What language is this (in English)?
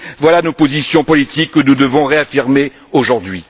French